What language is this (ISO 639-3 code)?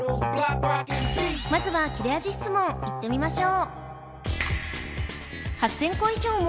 jpn